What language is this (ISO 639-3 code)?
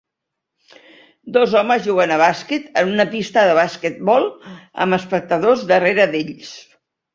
cat